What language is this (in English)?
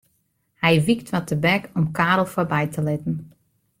Western Frisian